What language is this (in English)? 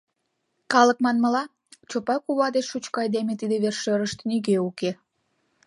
Mari